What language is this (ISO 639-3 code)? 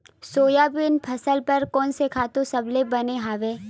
hne